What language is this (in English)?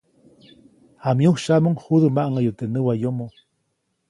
Copainalá Zoque